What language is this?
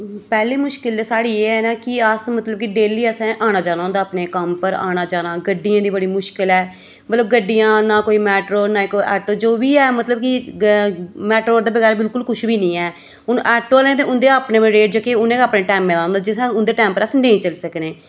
Dogri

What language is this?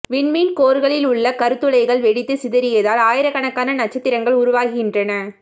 Tamil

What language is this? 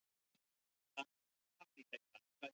Icelandic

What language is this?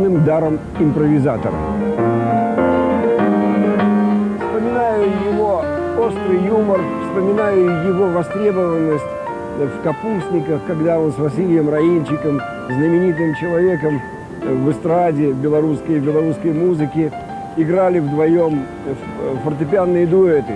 Russian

